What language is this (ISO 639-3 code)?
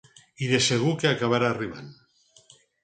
cat